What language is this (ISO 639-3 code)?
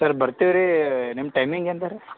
kan